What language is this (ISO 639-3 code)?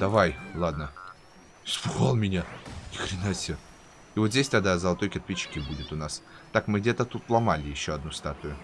rus